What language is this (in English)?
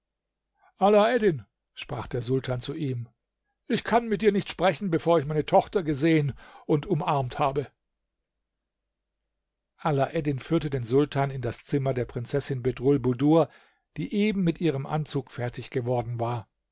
German